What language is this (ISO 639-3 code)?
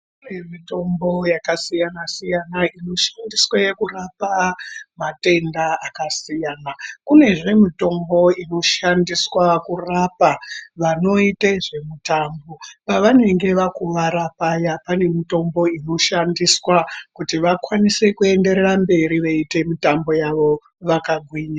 ndc